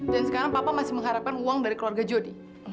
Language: Indonesian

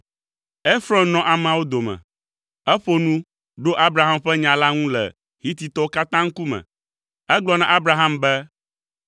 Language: Ewe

